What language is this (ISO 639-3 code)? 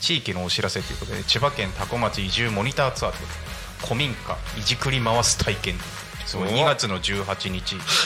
jpn